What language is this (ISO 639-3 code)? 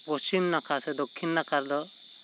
sat